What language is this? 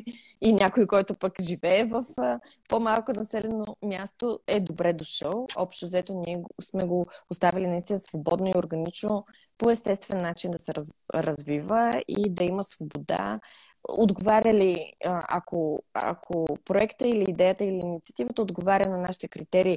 Bulgarian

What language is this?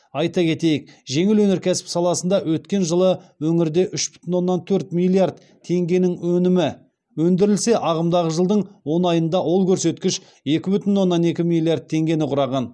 Kazakh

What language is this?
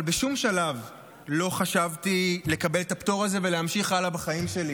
Hebrew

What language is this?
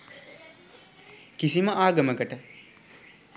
Sinhala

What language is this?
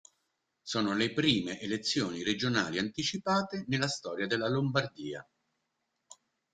Italian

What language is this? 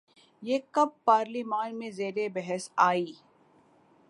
Urdu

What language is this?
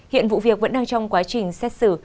Vietnamese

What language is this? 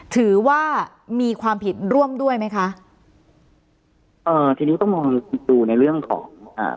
Thai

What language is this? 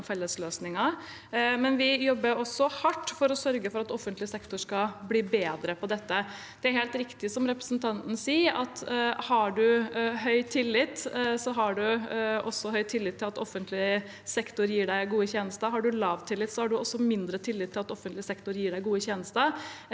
Norwegian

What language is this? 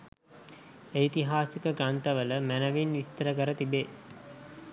Sinhala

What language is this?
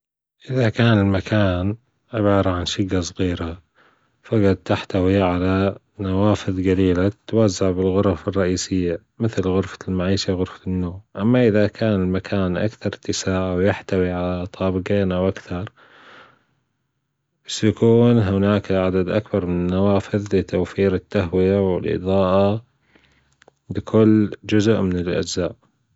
Gulf Arabic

